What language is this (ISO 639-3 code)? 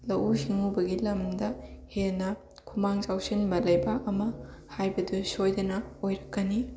mni